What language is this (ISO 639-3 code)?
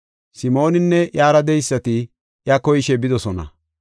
gof